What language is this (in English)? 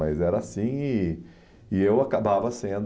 Portuguese